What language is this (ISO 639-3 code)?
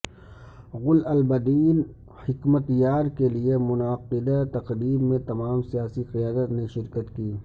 urd